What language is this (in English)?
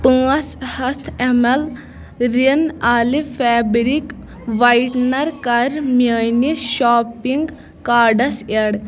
Kashmiri